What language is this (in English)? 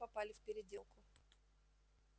Russian